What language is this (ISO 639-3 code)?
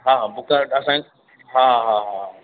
snd